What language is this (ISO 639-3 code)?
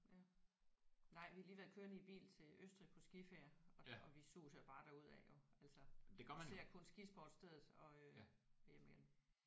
dan